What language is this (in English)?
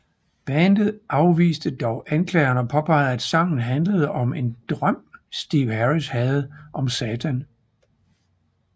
Danish